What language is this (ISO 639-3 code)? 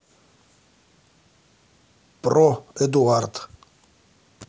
rus